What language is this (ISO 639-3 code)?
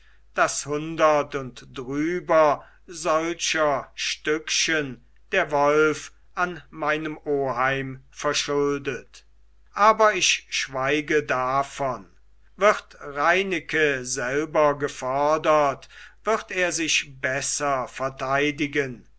deu